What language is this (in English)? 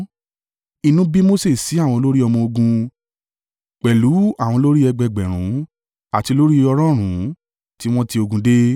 Yoruba